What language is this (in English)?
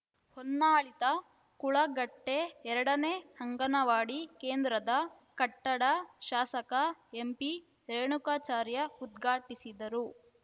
Kannada